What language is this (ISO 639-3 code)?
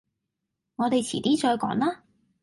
yue